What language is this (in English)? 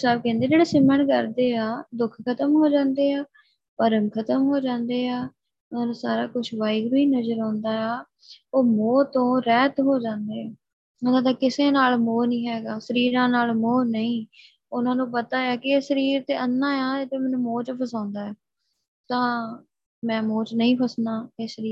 Punjabi